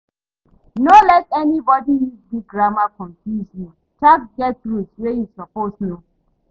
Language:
Nigerian Pidgin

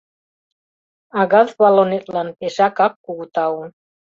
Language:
Mari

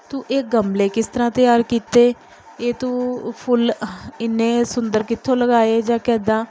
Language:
Punjabi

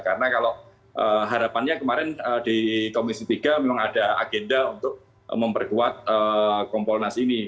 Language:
Indonesian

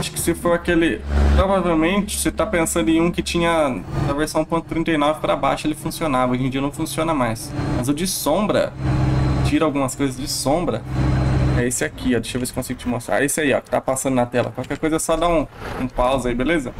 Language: Portuguese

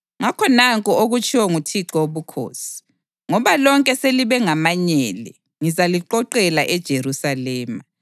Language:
North Ndebele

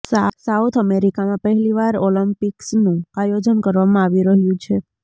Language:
Gujarati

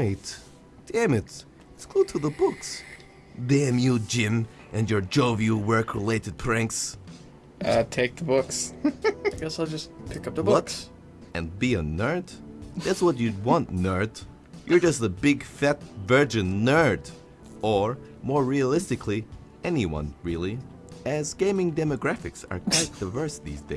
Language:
English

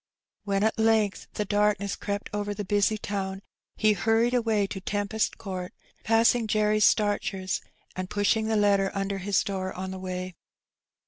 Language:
English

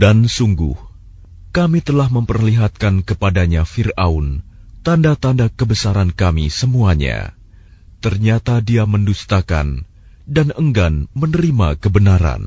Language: Arabic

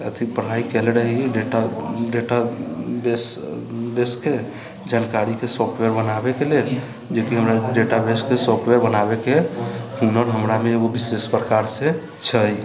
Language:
Maithili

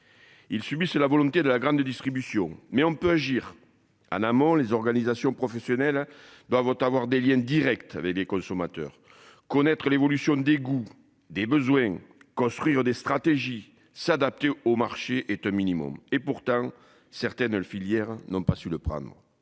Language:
French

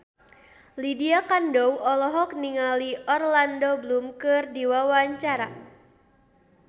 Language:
Sundanese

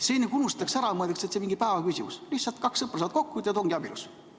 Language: Estonian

